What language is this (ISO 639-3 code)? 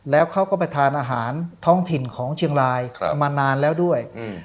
tha